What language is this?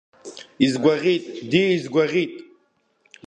Abkhazian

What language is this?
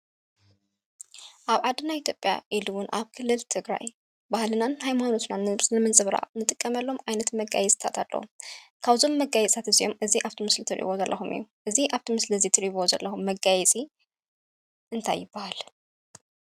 Tigrinya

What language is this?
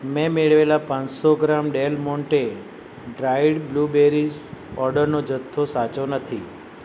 Gujarati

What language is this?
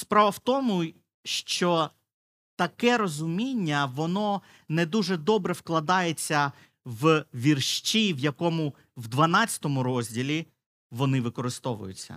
Ukrainian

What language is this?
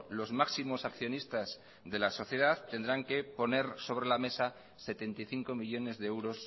Spanish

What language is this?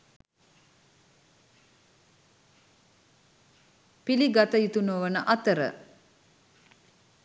Sinhala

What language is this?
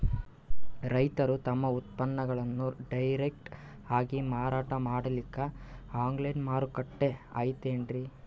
Kannada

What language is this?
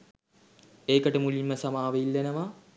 Sinhala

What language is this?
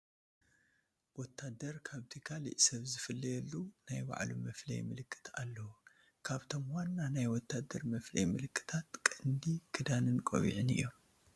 Tigrinya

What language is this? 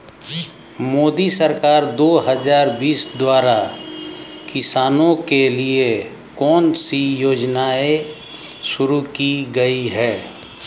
Hindi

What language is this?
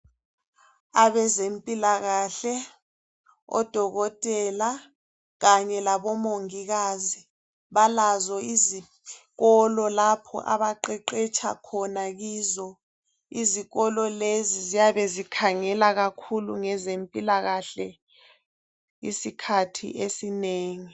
North Ndebele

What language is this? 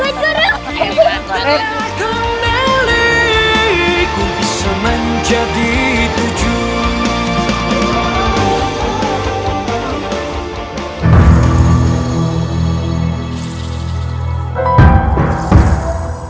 Indonesian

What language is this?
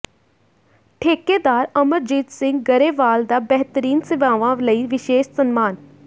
Punjabi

